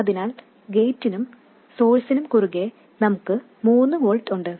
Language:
Malayalam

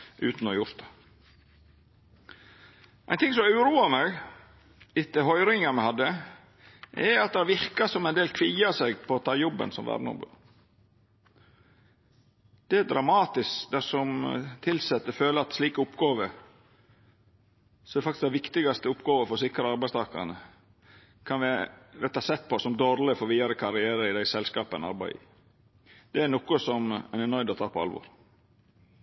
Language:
Norwegian Nynorsk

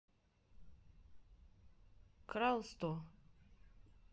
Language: Russian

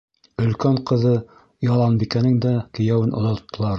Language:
Bashkir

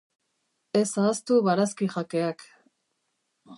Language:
Basque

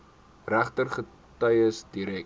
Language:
Afrikaans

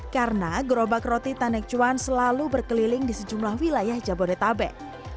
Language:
Indonesian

